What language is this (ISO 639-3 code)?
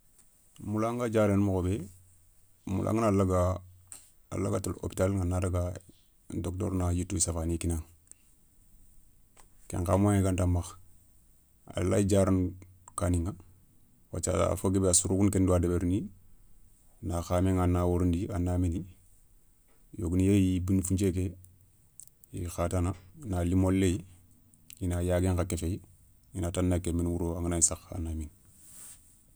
snk